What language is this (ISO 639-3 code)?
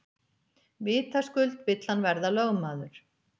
isl